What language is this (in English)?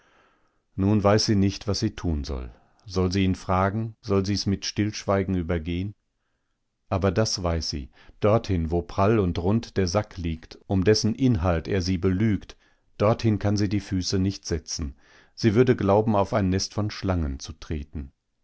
German